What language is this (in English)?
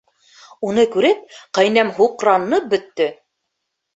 Bashkir